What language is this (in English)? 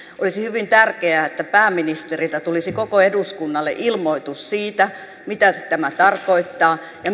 Finnish